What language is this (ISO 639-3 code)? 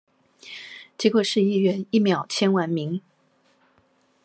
zho